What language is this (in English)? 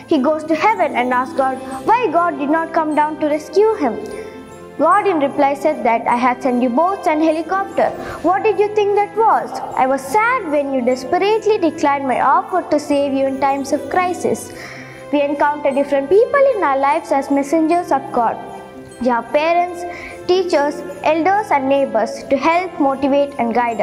English